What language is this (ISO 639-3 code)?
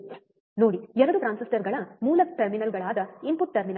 kan